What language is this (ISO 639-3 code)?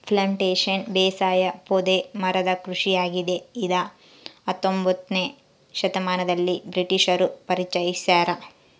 kan